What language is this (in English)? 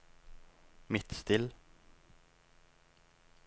Norwegian